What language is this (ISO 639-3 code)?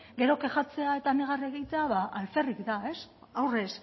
eus